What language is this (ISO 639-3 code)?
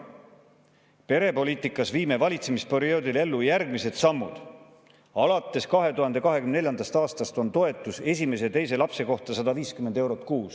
est